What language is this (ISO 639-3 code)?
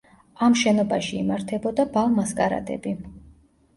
kat